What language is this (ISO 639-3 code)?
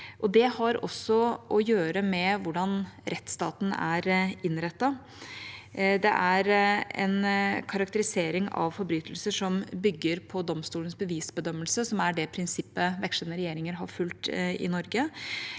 nor